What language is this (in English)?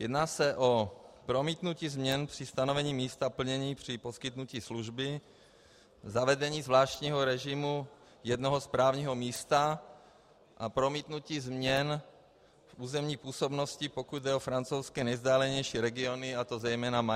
Czech